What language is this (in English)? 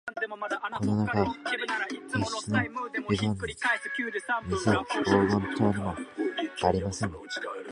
Japanese